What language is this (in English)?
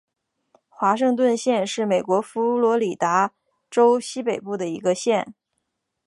Chinese